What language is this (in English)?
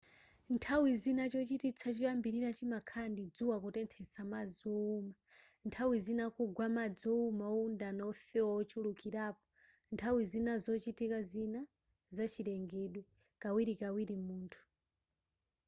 Nyanja